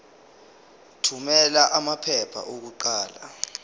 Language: Zulu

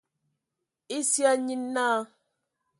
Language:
Ewondo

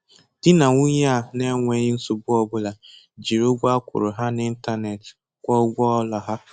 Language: Igbo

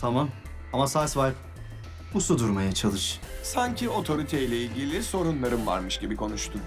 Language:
Turkish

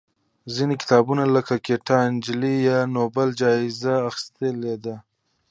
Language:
Pashto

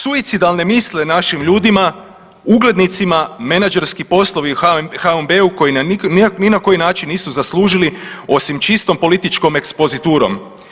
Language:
Croatian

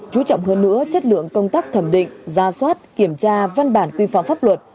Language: Vietnamese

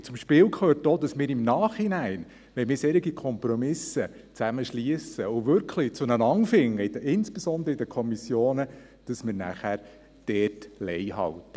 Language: Swiss German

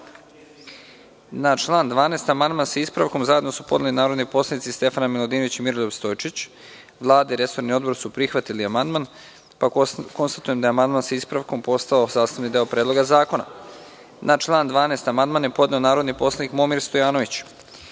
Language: Serbian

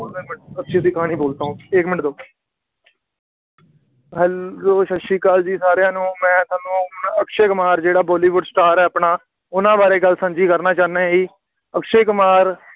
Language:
Punjabi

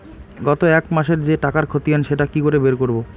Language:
Bangla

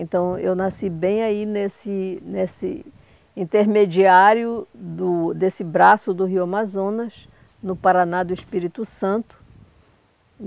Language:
Portuguese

